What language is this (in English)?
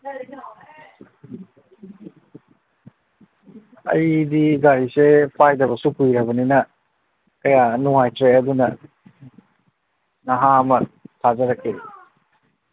Manipuri